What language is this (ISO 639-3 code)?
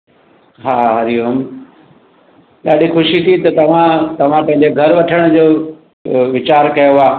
snd